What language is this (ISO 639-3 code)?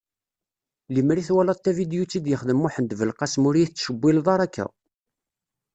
kab